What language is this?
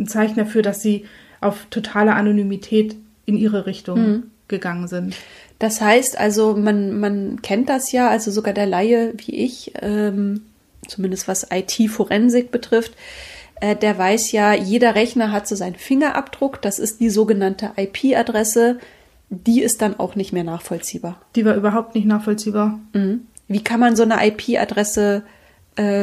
German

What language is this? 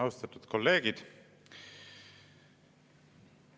Estonian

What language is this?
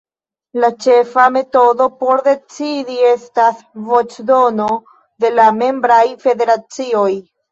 Esperanto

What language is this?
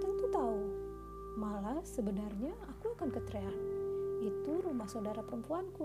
Indonesian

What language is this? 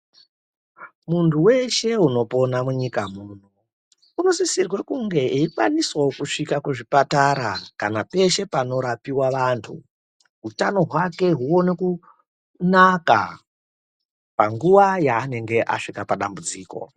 Ndau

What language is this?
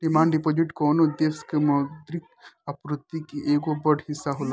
Bhojpuri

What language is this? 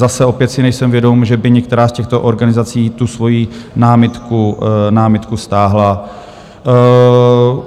Czech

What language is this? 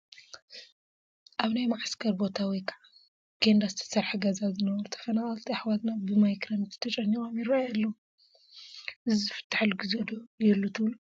Tigrinya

